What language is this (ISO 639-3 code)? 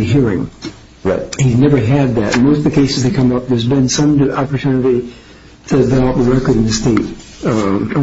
eng